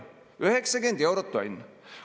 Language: Estonian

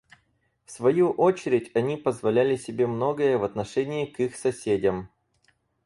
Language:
Russian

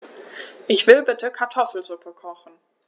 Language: German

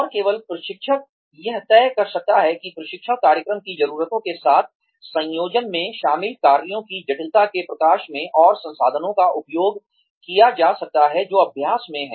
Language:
Hindi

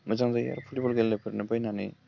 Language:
Bodo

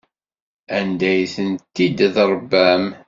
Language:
Kabyle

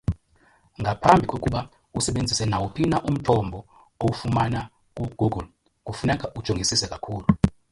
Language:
Xhosa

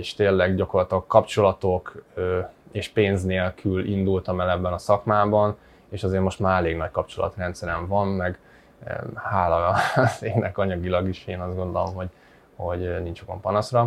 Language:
Hungarian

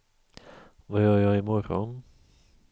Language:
Swedish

